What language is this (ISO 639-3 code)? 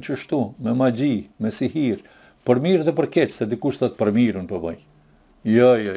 ron